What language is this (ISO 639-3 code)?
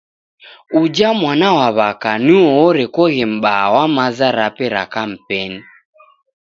dav